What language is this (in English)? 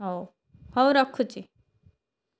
Odia